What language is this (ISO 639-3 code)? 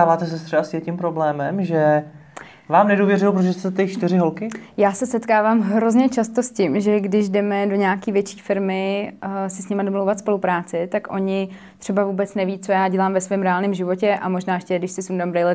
ces